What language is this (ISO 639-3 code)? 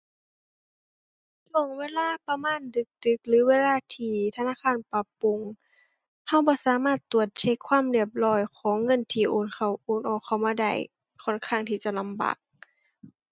tha